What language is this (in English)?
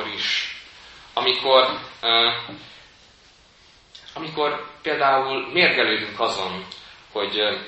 Hungarian